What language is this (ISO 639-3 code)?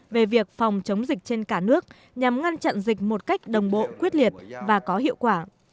vie